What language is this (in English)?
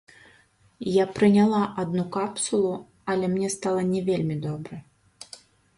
Belarusian